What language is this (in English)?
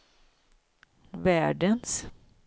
Swedish